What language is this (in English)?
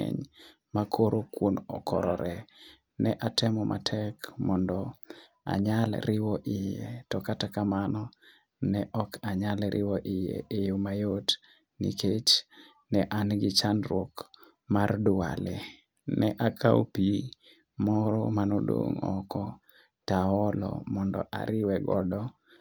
Luo (Kenya and Tanzania)